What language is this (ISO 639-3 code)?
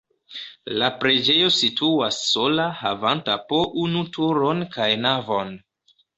epo